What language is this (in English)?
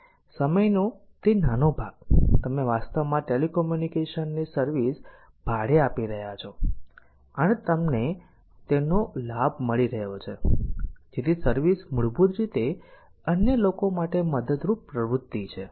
Gujarati